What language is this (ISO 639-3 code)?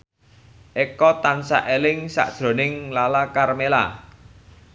jav